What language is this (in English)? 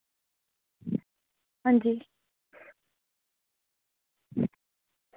Dogri